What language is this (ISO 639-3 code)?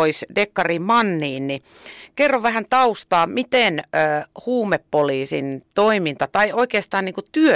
fin